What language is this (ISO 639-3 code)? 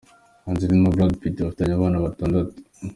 kin